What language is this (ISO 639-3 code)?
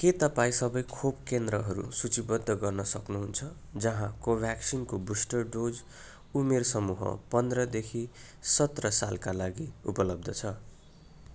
nep